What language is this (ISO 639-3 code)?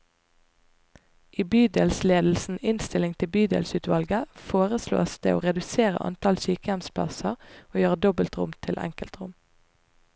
nor